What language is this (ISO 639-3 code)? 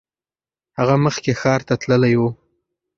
pus